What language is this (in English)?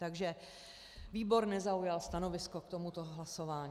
Czech